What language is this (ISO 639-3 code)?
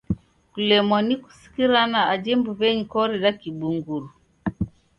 dav